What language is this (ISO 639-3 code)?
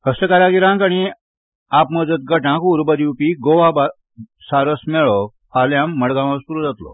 kok